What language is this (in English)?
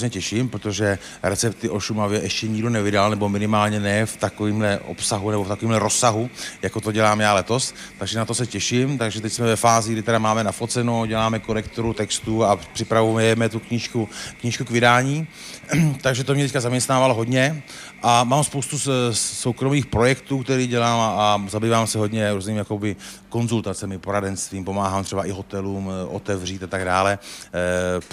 Czech